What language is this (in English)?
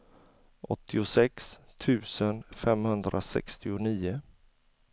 Swedish